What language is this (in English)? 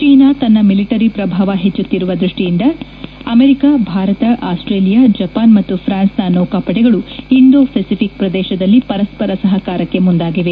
Kannada